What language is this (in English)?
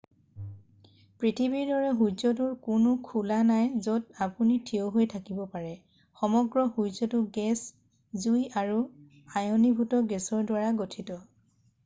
Assamese